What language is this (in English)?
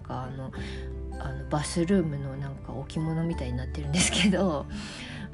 Japanese